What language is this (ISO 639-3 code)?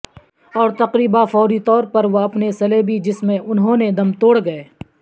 urd